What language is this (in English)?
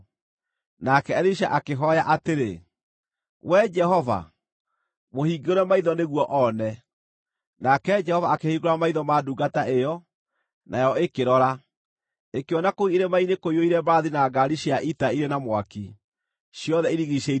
Kikuyu